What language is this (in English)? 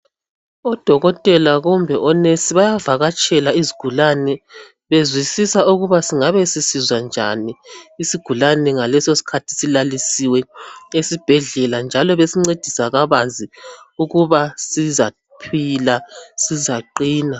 North Ndebele